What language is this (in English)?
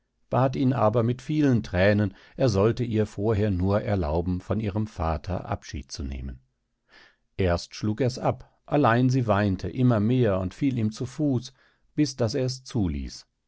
German